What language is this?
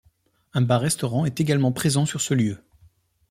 French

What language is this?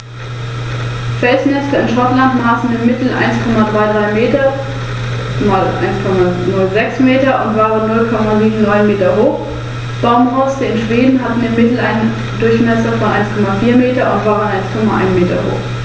German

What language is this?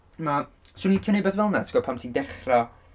Welsh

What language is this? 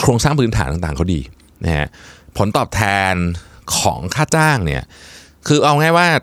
Thai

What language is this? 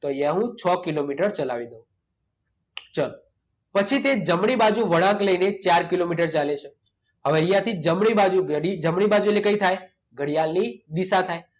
Gujarati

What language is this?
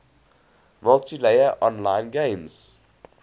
English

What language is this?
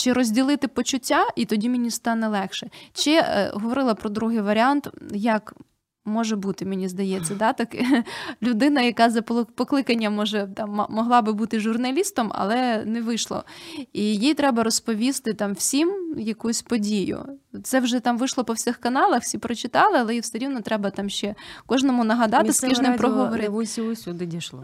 Ukrainian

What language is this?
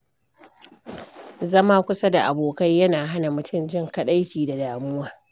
Hausa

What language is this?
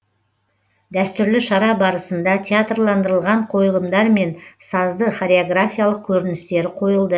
Kazakh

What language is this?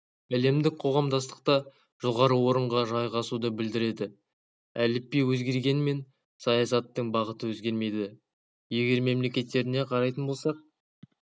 Kazakh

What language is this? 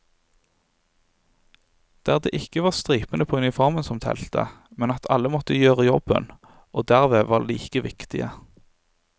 Norwegian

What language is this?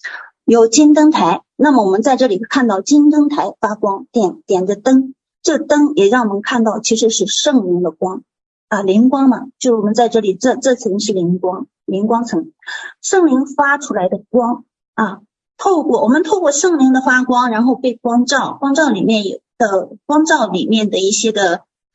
Chinese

